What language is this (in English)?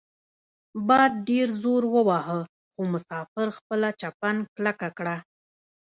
Pashto